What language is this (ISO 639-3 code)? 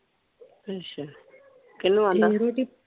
pan